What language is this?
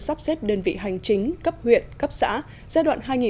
Vietnamese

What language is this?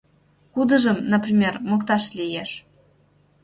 Mari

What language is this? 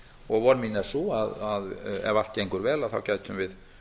Icelandic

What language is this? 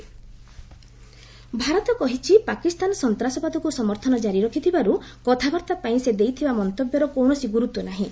Odia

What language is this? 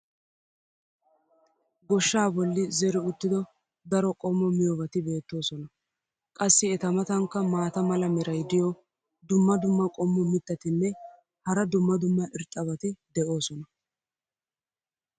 Wolaytta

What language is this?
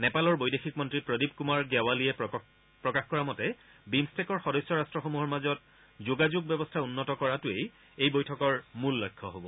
Assamese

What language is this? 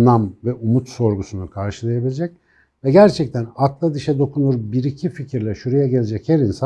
Turkish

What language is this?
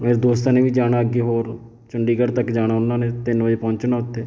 Punjabi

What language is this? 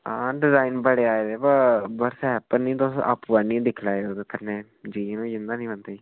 Dogri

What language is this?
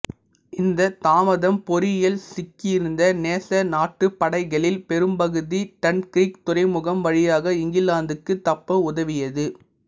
Tamil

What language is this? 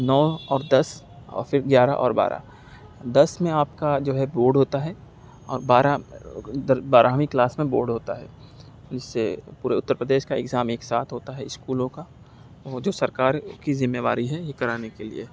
Urdu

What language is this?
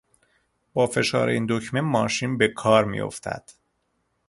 Persian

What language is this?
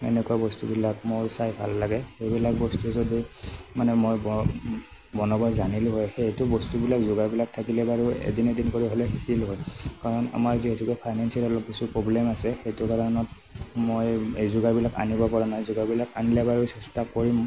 Assamese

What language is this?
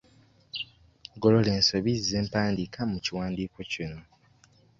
Ganda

